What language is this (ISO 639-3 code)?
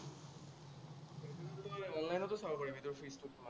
asm